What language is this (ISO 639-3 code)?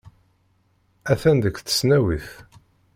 kab